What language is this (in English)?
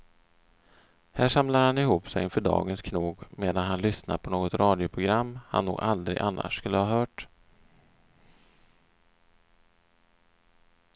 Swedish